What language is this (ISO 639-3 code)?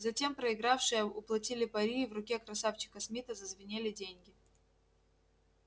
rus